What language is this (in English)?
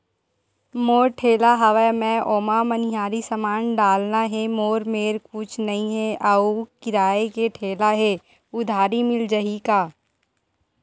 Chhattisgarhi